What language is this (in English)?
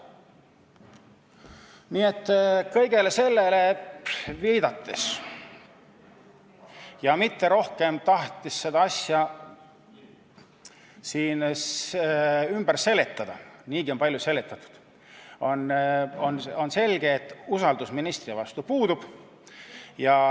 Estonian